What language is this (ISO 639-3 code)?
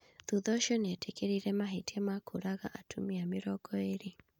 kik